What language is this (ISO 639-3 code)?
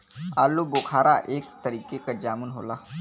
bho